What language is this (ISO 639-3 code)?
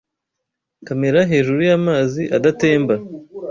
kin